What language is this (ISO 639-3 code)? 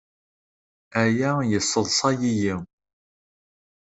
kab